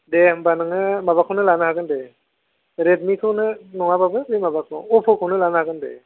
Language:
Bodo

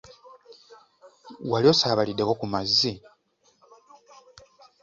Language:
Ganda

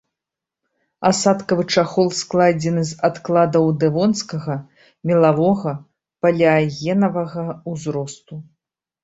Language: Belarusian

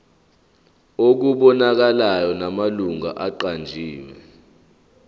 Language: Zulu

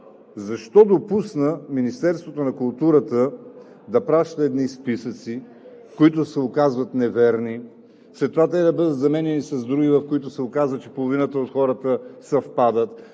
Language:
Bulgarian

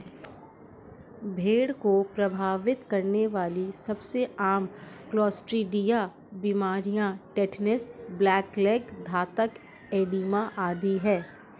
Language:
Hindi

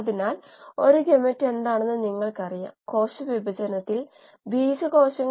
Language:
Malayalam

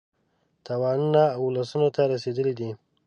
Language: Pashto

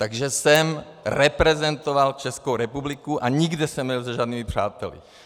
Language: Czech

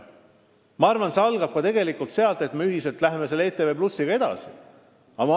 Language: Estonian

